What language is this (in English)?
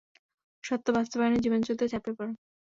Bangla